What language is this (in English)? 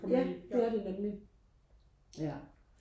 Danish